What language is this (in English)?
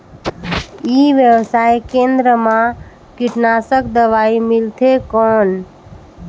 Chhattisgarhi